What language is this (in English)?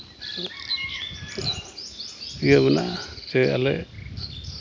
Santali